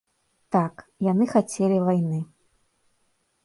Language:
Belarusian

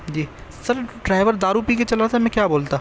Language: Urdu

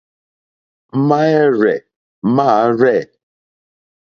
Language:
Mokpwe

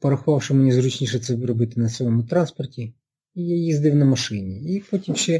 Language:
Ukrainian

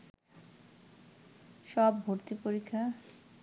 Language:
Bangla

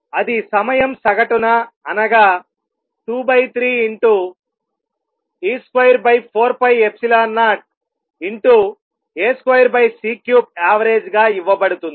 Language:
Telugu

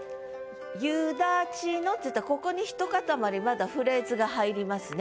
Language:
Japanese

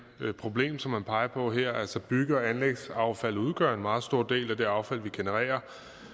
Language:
Danish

